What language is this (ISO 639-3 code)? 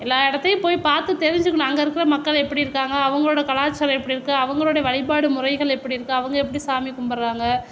tam